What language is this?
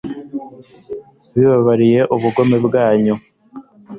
Kinyarwanda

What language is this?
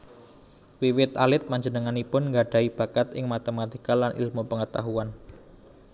Javanese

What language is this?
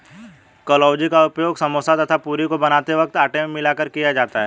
Hindi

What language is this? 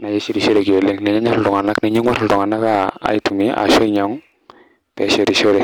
Masai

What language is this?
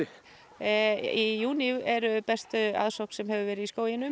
Icelandic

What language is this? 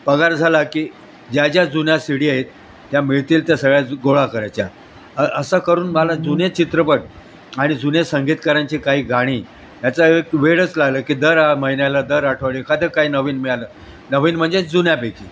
Marathi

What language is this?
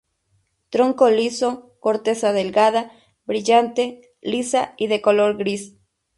Spanish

